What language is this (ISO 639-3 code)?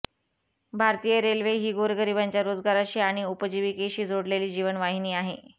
mar